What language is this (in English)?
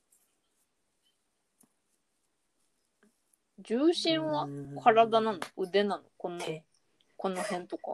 Japanese